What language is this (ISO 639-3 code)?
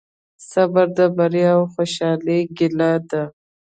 pus